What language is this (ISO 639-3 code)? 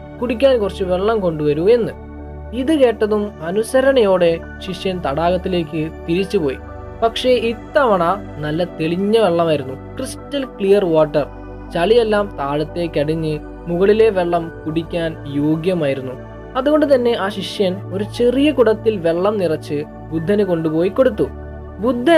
mal